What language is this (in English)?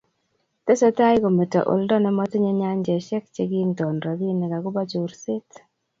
Kalenjin